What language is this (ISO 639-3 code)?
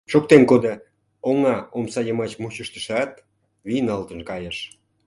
chm